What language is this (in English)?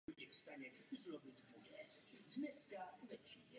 Czech